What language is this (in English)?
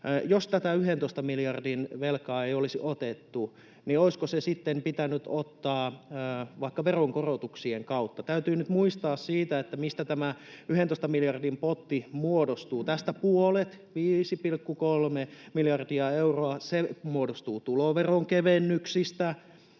Finnish